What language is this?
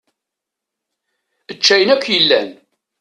Kabyle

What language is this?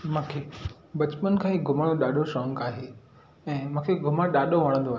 Sindhi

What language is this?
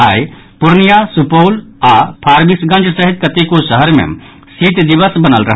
Maithili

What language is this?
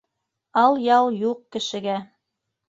Bashkir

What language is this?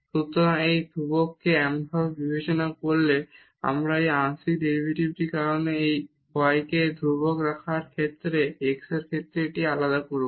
Bangla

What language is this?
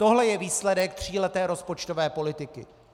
Czech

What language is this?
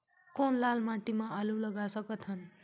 Chhattisgarhi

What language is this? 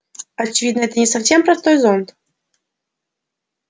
Russian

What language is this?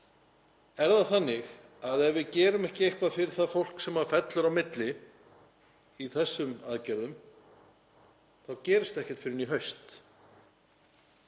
Icelandic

